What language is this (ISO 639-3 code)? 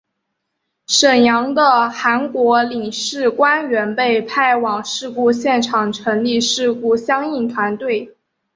zho